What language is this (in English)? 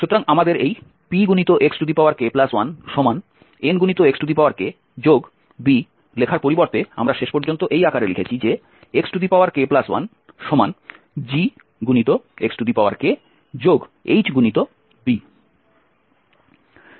Bangla